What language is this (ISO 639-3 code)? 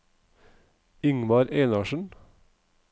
nor